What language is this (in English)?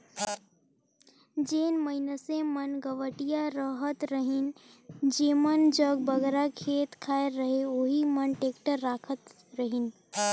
Chhattisgarhi